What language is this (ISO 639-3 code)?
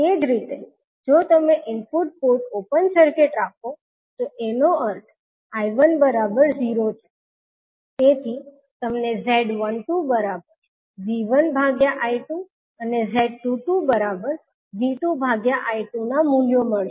guj